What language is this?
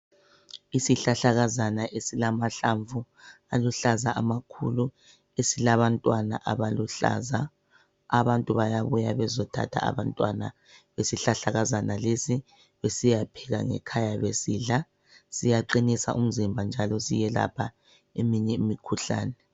North Ndebele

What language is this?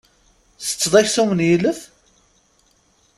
Kabyle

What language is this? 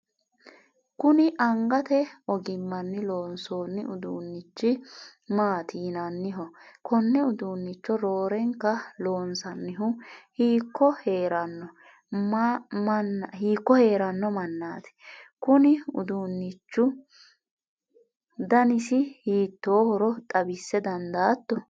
Sidamo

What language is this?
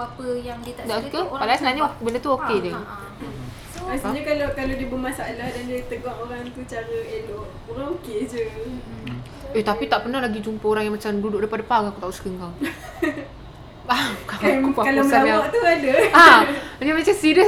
Malay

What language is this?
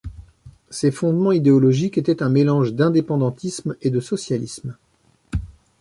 French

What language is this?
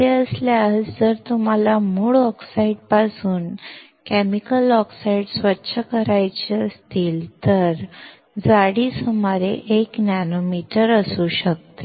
Marathi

